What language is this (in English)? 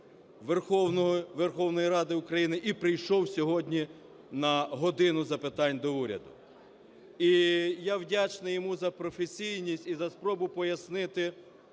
Ukrainian